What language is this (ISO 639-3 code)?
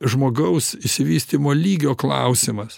lit